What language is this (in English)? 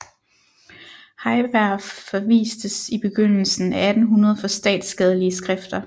Danish